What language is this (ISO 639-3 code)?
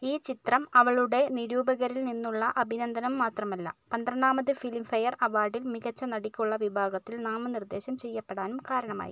mal